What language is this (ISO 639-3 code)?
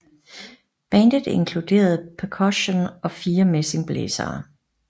dan